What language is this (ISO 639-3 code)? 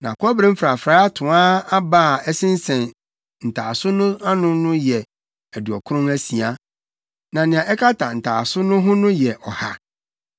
aka